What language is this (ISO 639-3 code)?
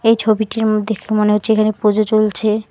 ben